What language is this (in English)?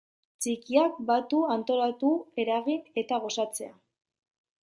Basque